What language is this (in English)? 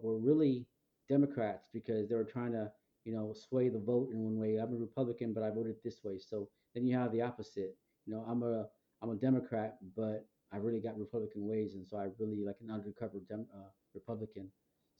English